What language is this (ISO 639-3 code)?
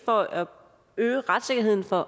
dan